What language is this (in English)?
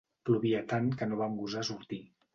Catalan